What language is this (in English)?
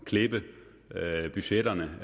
Danish